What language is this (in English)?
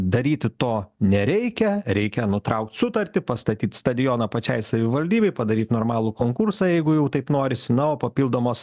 Lithuanian